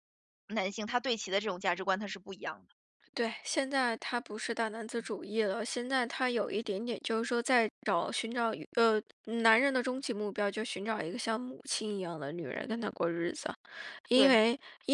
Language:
Chinese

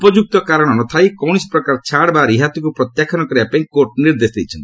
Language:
Odia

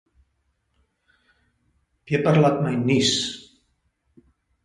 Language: Afrikaans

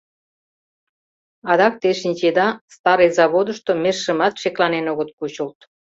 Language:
Mari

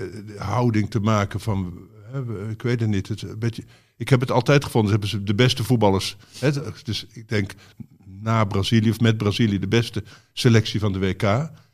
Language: Dutch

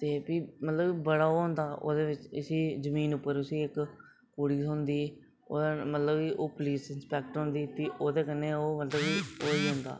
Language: Dogri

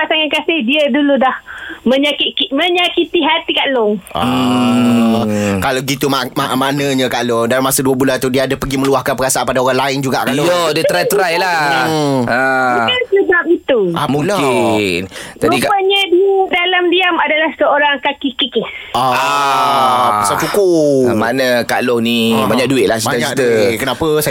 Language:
Malay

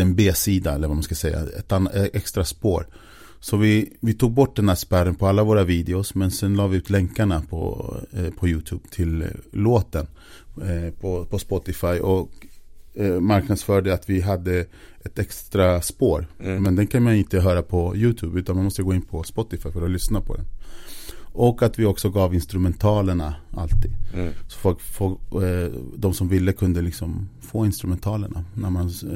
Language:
Swedish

